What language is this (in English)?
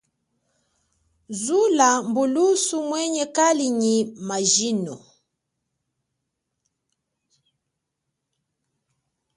Chokwe